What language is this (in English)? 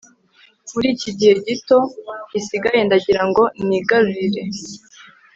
Kinyarwanda